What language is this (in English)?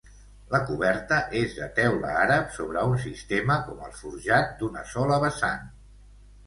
Catalan